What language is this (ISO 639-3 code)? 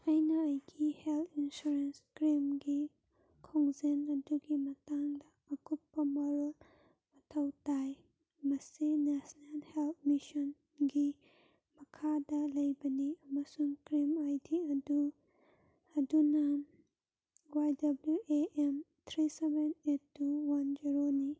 mni